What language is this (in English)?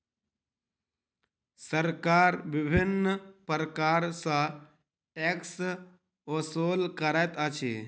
Maithili